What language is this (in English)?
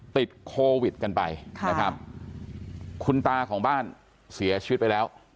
Thai